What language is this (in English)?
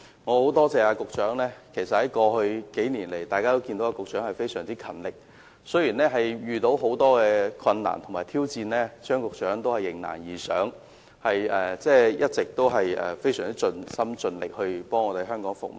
Cantonese